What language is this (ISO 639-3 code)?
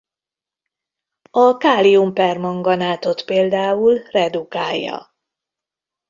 hun